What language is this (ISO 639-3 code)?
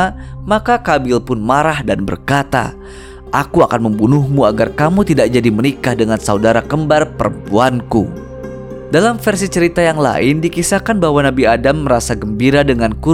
ind